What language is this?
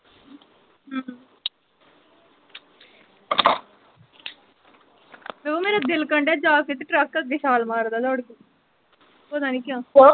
Punjabi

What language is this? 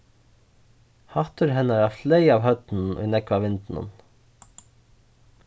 Faroese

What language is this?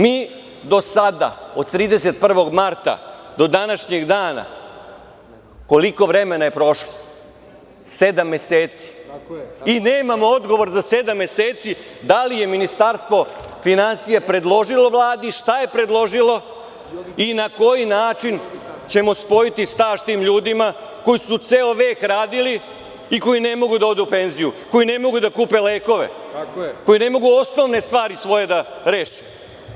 Serbian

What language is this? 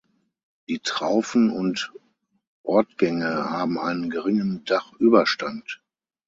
German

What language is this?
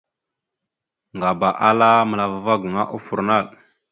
Mada (Cameroon)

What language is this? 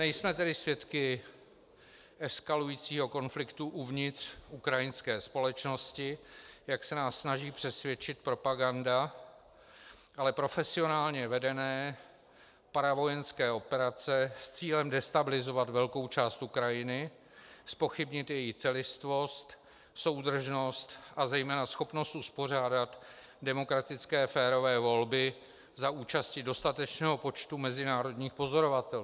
Czech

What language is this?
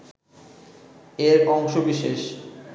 Bangla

